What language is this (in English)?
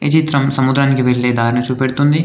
Telugu